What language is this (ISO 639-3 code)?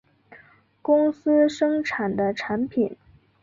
zho